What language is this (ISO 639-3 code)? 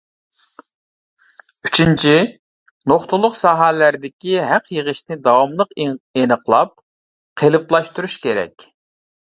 uig